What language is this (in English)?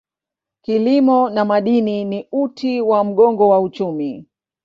Swahili